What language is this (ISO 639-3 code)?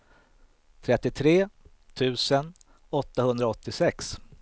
swe